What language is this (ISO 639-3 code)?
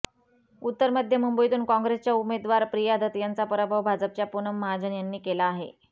mar